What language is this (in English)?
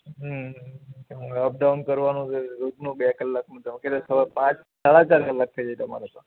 Gujarati